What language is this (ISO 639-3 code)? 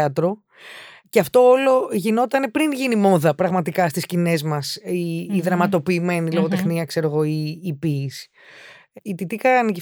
ell